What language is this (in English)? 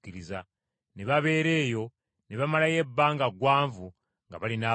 Ganda